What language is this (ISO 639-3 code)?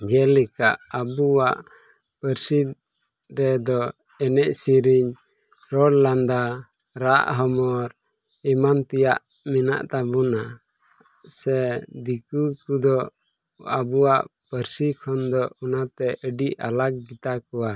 sat